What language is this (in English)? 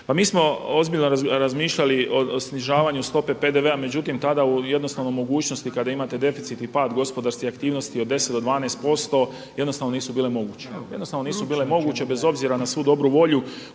Croatian